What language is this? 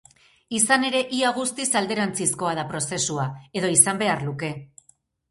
Basque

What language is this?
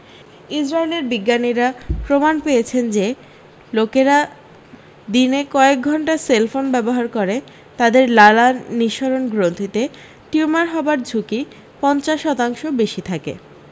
Bangla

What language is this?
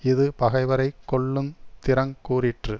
Tamil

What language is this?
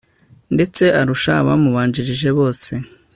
Kinyarwanda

